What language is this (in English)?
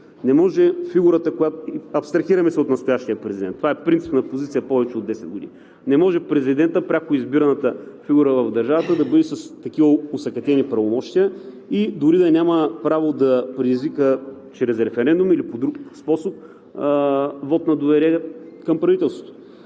Bulgarian